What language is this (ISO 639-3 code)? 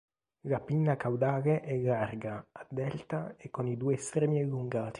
ita